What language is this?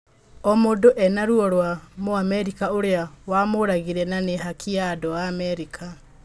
Kikuyu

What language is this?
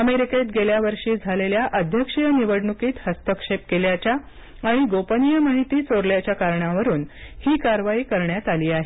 Marathi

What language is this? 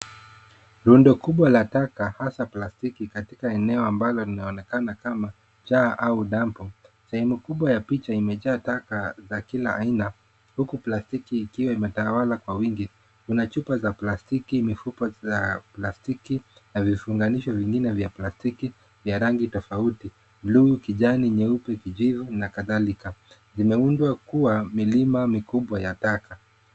Swahili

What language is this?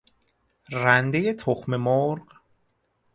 Persian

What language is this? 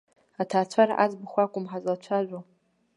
Abkhazian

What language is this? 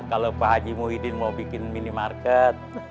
Indonesian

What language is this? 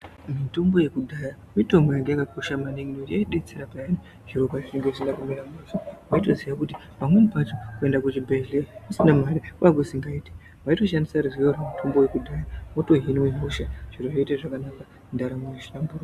Ndau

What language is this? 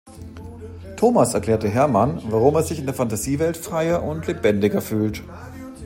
German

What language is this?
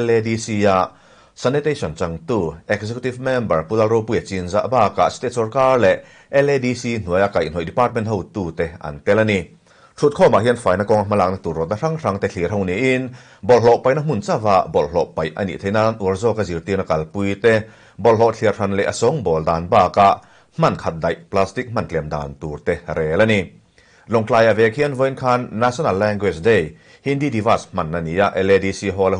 Thai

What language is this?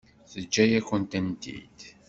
Kabyle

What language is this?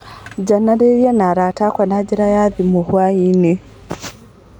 Kikuyu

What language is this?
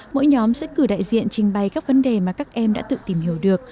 Vietnamese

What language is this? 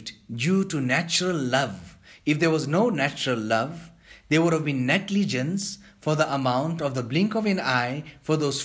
English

